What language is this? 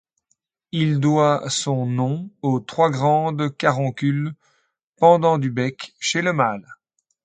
French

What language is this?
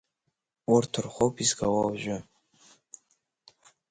Abkhazian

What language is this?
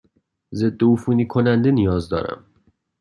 Persian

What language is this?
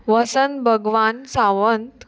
Konkani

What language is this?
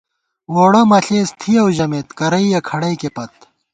Gawar-Bati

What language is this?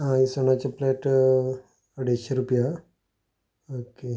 Konkani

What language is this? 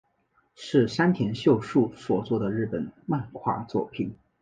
Chinese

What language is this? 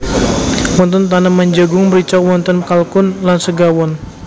Javanese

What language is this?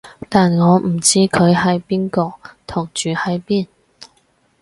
Cantonese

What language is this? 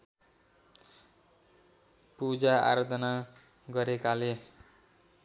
Nepali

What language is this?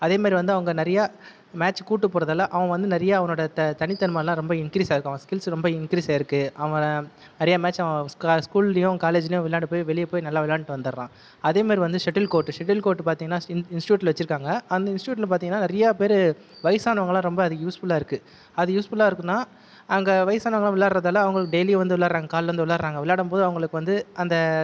Tamil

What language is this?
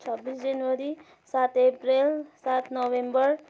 Nepali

